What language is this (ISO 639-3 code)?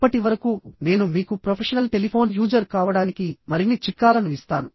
tel